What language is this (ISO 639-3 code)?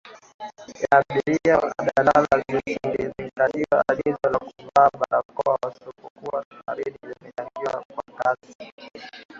swa